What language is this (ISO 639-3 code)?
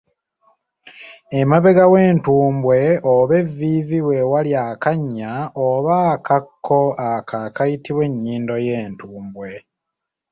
lug